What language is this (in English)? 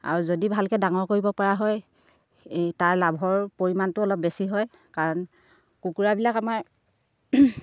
Assamese